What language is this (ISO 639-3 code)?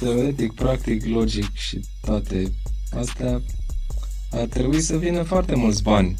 ron